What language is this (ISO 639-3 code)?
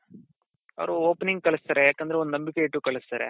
kan